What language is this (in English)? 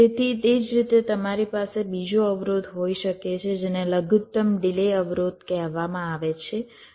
Gujarati